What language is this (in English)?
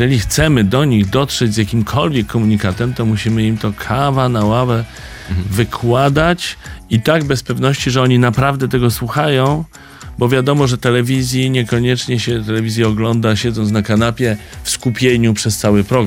Polish